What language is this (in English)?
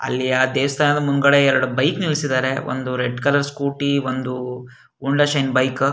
Kannada